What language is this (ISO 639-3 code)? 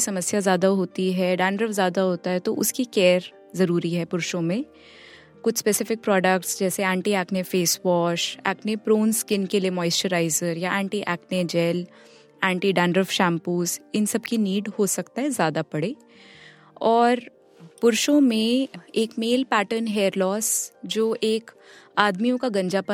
hin